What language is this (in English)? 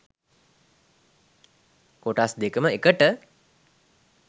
Sinhala